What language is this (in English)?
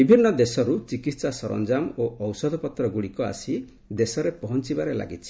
Odia